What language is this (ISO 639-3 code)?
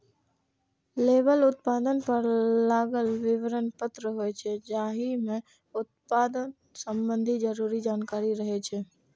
mai